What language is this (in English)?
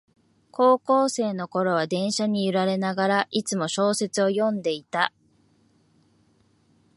Japanese